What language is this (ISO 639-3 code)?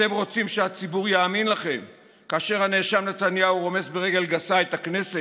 heb